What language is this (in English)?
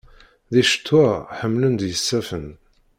Kabyle